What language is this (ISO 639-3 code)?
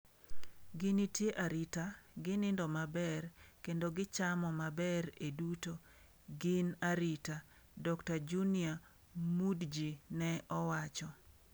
luo